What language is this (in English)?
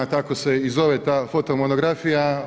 Croatian